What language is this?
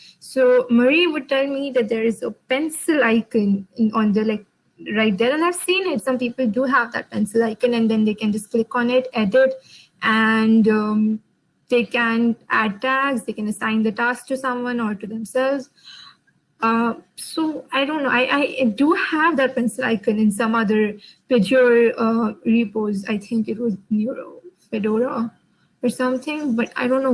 English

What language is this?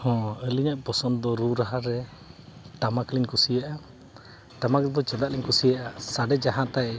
Santali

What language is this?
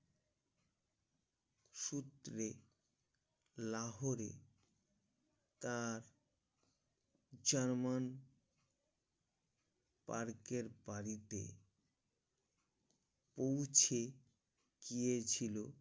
Bangla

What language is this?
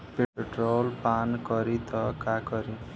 Bhojpuri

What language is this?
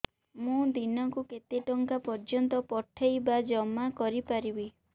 Odia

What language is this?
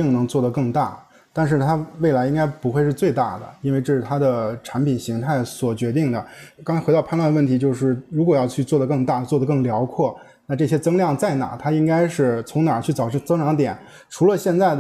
Chinese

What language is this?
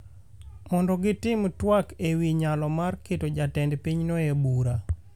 Luo (Kenya and Tanzania)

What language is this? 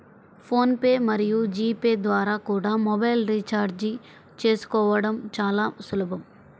Telugu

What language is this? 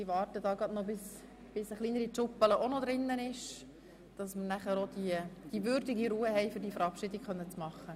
Swiss German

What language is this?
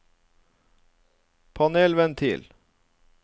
Norwegian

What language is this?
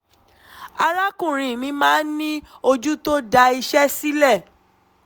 Yoruba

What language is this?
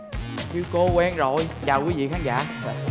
Vietnamese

